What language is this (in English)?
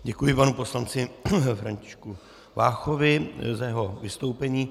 Czech